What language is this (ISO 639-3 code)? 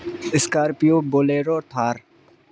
urd